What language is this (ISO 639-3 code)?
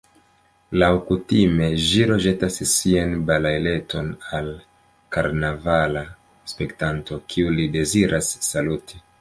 epo